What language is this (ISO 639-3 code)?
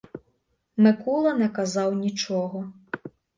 ukr